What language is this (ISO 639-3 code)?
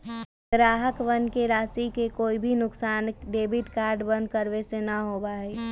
mag